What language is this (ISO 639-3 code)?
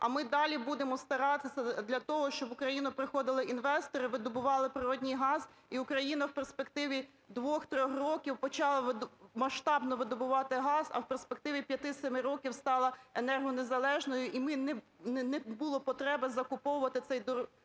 ukr